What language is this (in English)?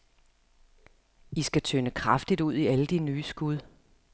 Danish